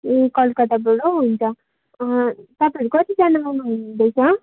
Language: Nepali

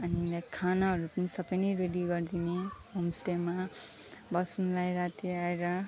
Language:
Nepali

